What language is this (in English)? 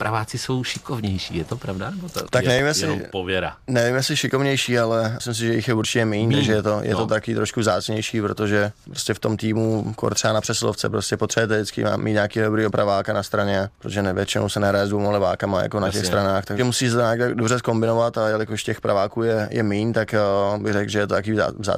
Czech